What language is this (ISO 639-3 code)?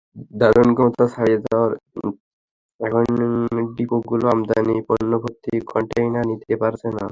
ben